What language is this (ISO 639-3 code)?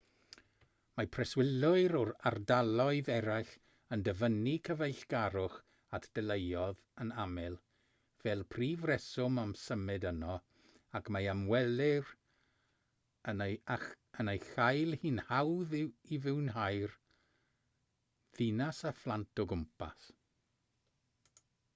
cym